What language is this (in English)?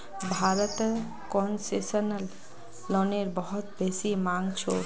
Magahi